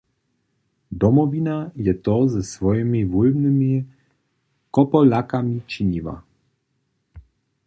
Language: Upper Sorbian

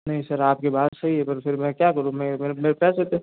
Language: Hindi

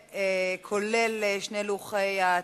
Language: Hebrew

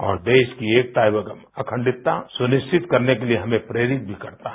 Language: Hindi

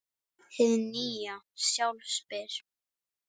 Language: Icelandic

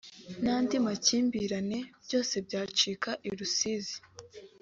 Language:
Kinyarwanda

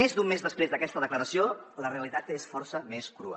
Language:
Catalan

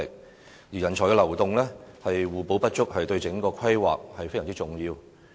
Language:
Cantonese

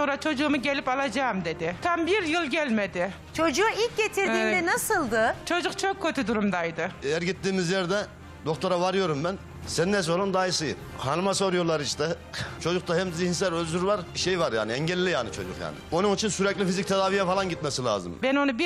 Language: Turkish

